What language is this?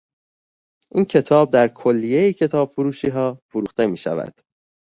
Persian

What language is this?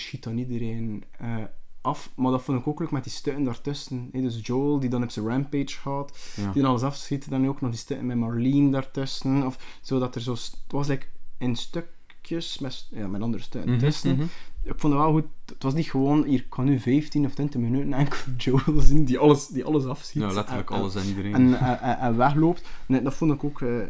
Dutch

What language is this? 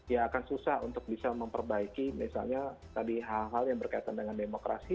Indonesian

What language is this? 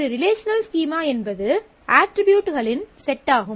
Tamil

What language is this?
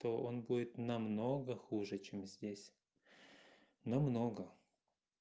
Russian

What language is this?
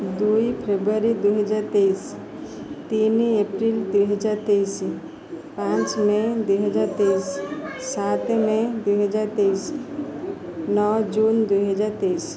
Odia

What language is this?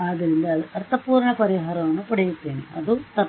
Kannada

